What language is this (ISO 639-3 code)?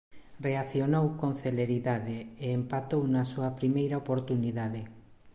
glg